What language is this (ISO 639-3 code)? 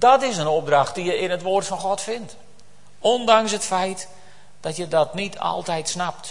nld